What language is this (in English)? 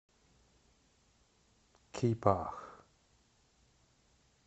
Russian